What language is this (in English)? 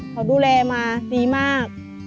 Thai